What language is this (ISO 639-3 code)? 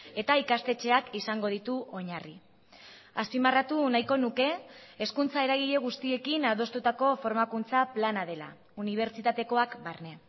eus